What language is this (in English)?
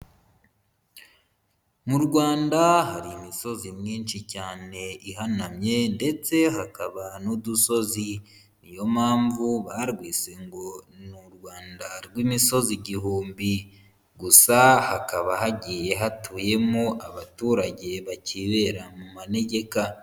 Kinyarwanda